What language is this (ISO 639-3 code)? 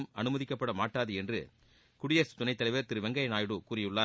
tam